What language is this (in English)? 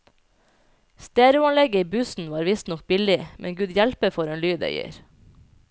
Norwegian